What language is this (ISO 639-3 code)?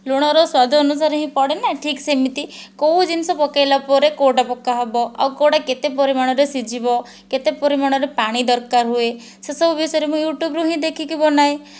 ori